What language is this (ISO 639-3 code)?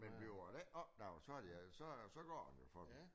dan